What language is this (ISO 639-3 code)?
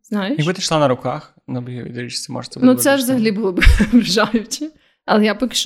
ukr